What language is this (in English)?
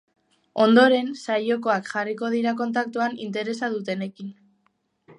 Basque